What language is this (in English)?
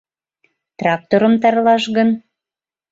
Mari